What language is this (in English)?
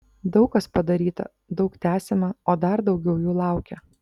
Lithuanian